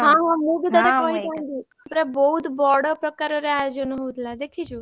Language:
Odia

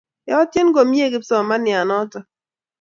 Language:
Kalenjin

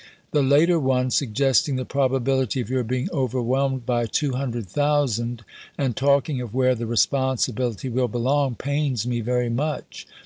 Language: English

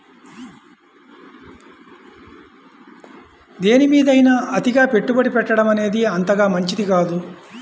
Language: Telugu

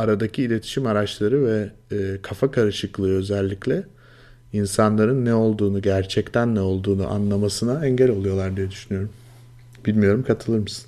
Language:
Turkish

